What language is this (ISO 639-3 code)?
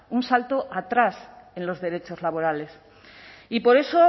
spa